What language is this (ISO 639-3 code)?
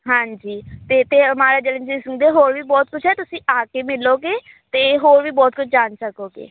pan